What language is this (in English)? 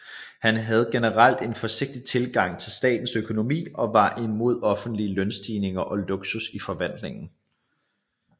Danish